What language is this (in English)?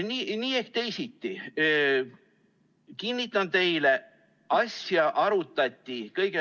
Estonian